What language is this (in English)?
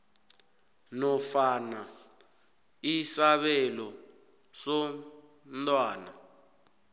South Ndebele